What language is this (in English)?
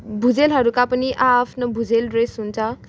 Nepali